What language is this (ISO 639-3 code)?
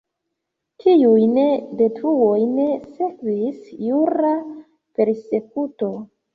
epo